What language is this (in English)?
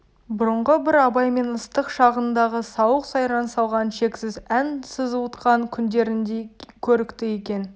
Kazakh